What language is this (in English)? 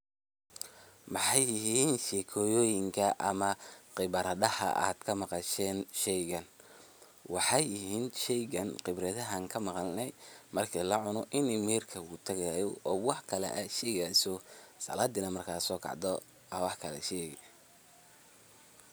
Somali